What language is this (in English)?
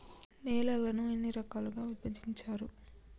Telugu